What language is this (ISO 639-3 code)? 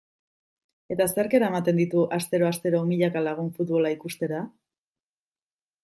eus